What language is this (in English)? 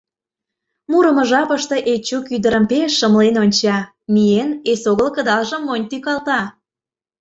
Mari